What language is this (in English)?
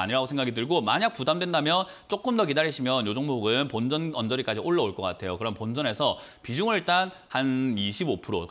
Korean